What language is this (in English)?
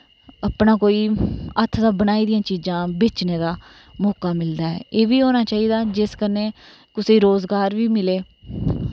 Dogri